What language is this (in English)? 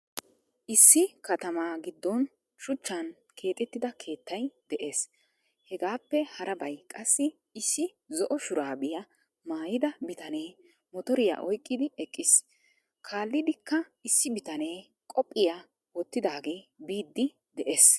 Wolaytta